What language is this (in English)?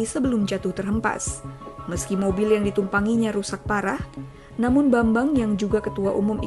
Indonesian